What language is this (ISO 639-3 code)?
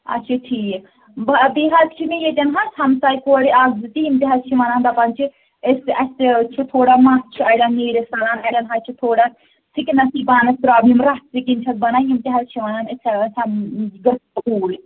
kas